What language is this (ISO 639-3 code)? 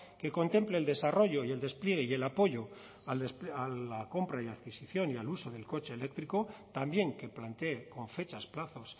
spa